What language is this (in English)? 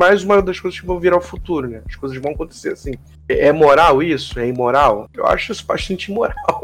Portuguese